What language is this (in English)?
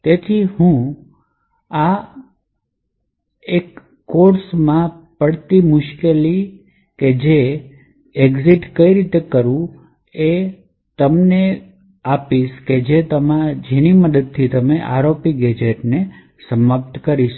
Gujarati